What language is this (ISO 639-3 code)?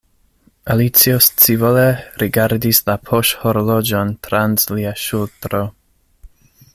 epo